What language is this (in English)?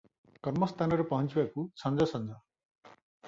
Odia